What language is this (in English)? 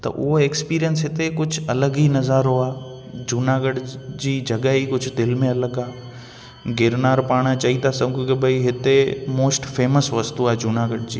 Sindhi